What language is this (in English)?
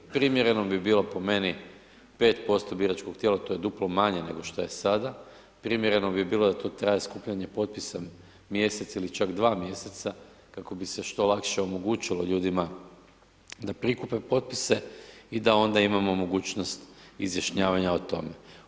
Croatian